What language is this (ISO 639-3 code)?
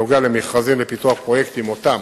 heb